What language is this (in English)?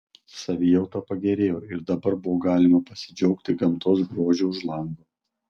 Lithuanian